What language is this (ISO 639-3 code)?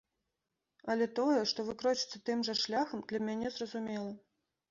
bel